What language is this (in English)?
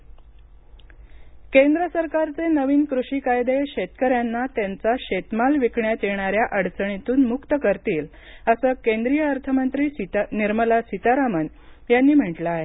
Marathi